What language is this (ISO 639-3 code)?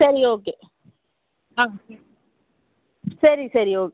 tam